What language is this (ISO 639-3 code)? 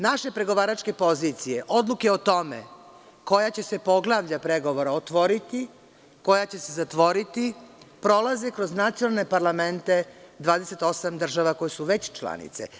srp